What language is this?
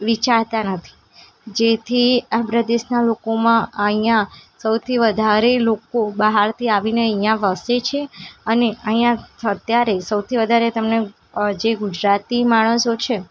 Gujarati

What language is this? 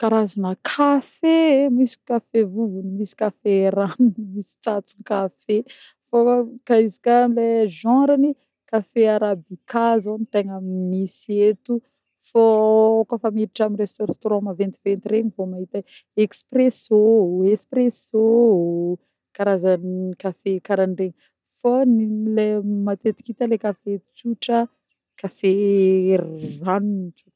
Northern Betsimisaraka Malagasy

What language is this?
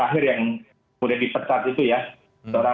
Indonesian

